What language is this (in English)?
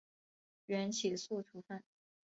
Chinese